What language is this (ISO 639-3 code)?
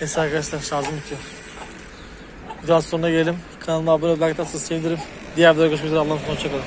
tur